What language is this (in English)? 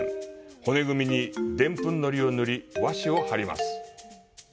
Japanese